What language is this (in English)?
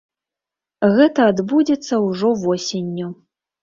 Belarusian